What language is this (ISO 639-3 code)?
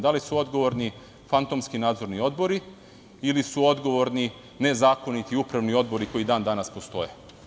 srp